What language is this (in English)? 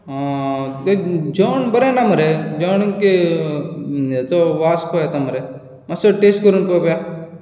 Konkani